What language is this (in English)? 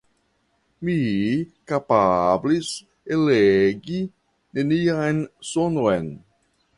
Esperanto